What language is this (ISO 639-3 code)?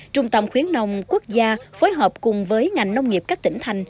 vie